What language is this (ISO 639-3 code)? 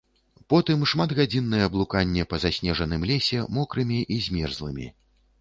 bel